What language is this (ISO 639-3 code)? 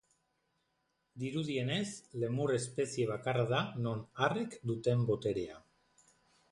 eus